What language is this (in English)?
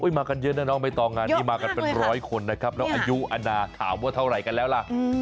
Thai